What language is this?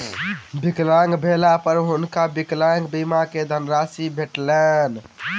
Maithili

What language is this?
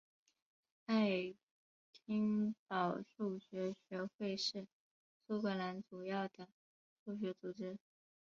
Chinese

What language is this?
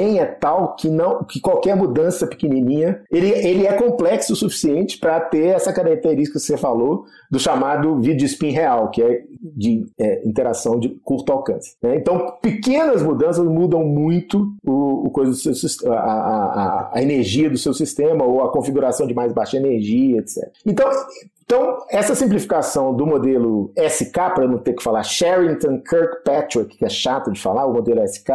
Portuguese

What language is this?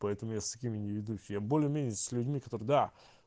Russian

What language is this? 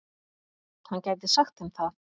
Icelandic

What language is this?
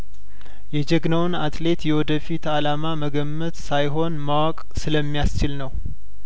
Amharic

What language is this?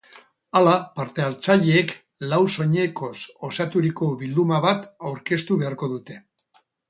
Basque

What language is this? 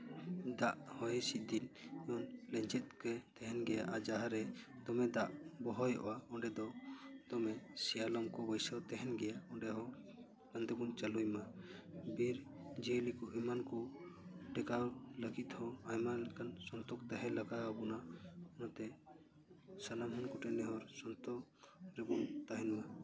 Santali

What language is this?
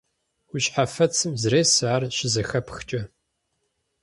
Kabardian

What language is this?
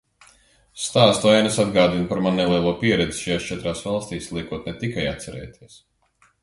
Latvian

